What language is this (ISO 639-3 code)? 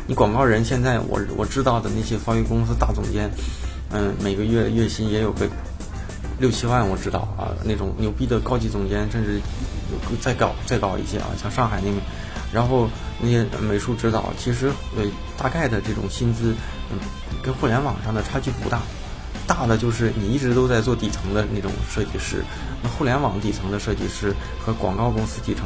zho